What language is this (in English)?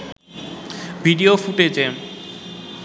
Bangla